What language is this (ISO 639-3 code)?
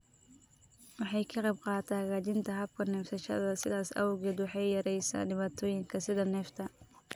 som